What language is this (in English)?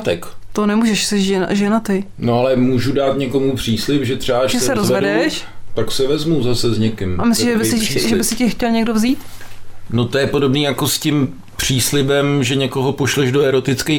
Czech